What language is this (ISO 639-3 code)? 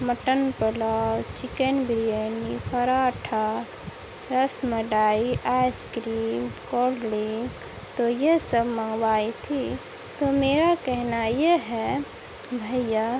urd